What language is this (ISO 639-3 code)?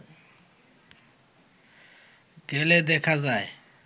ben